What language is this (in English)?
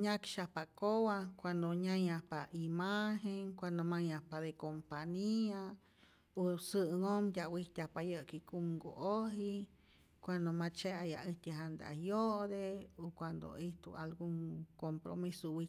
Rayón Zoque